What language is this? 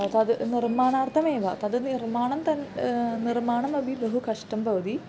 Sanskrit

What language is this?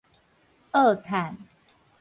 Min Nan Chinese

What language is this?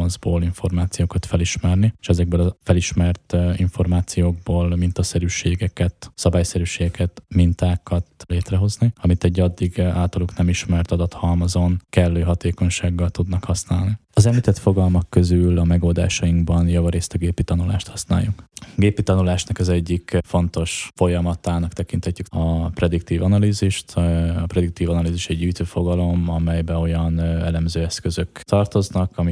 Hungarian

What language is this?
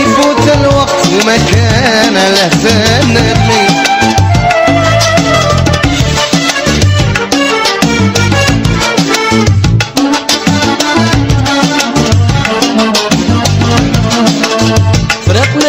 Arabic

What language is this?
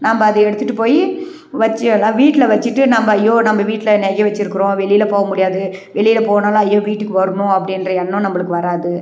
Tamil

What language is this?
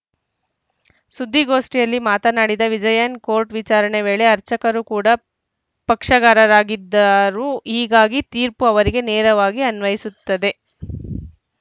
Kannada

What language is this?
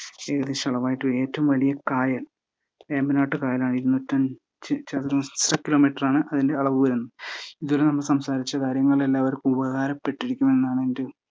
Malayalam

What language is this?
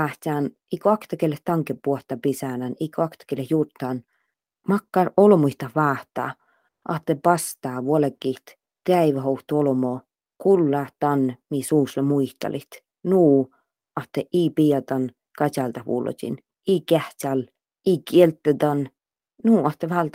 Finnish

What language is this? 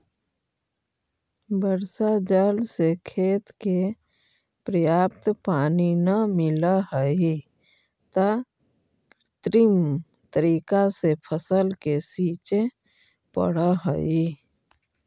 Magahi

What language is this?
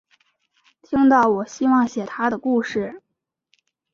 Chinese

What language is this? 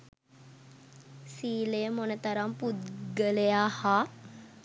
Sinhala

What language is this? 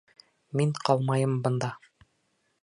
Bashkir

